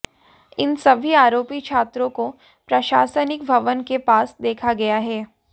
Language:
Hindi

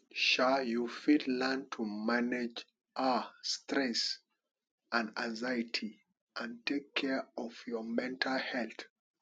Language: Nigerian Pidgin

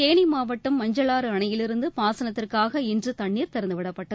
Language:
Tamil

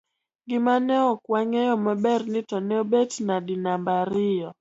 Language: Luo (Kenya and Tanzania)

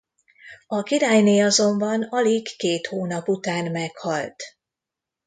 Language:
Hungarian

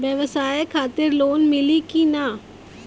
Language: Bhojpuri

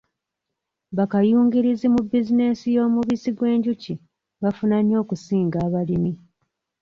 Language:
Ganda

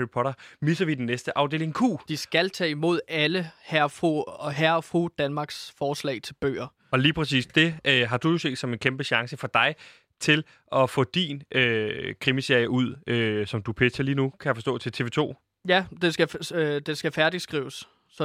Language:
Danish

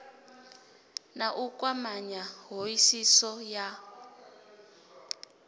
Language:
Venda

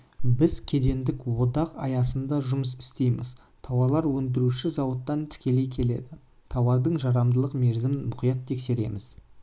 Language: Kazakh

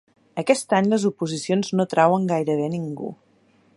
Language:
Catalan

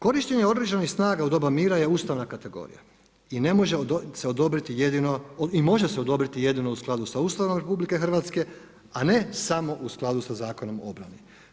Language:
Croatian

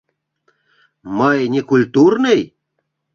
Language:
Mari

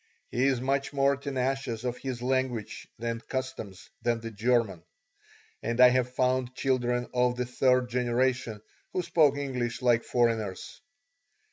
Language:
English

